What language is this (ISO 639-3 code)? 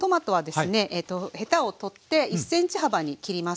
jpn